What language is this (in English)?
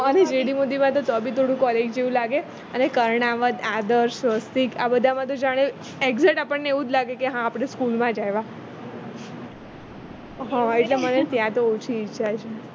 Gujarati